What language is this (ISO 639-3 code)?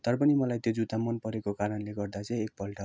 nep